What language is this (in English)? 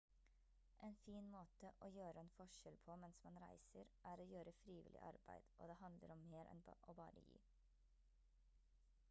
Norwegian Bokmål